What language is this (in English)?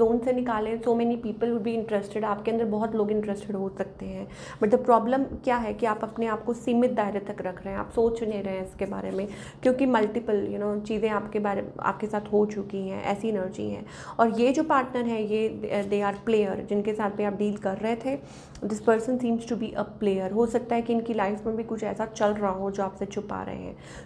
Hindi